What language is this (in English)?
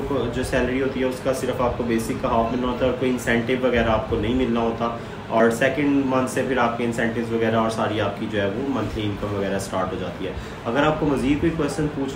Hindi